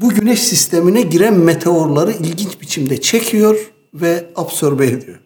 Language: Turkish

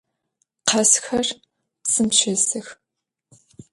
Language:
Adyghe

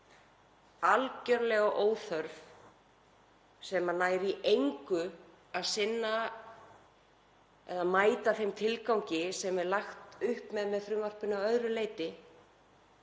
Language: Icelandic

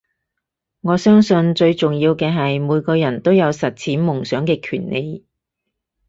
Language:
Cantonese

